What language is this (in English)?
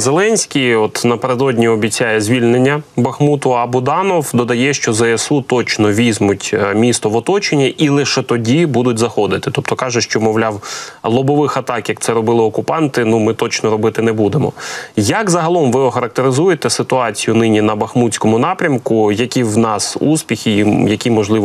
Ukrainian